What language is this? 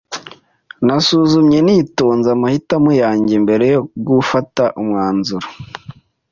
Kinyarwanda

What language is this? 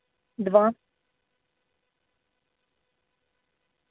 Russian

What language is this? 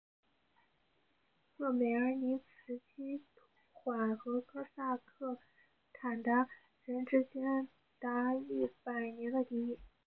Chinese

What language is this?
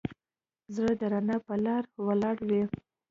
Pashto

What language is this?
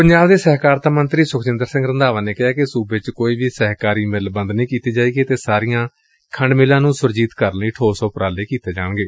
Punjabi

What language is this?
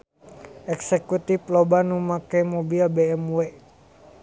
Sundanese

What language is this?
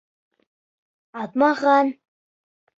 Bashkir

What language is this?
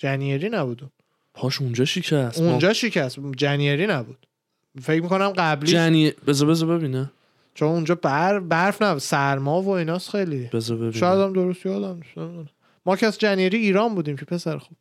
Persian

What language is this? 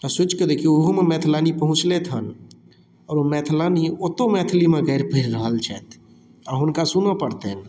Maithili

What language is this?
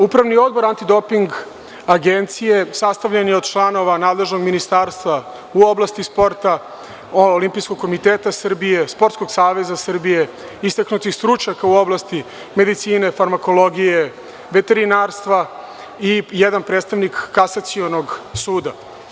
Serbian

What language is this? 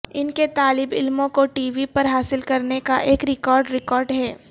Urdu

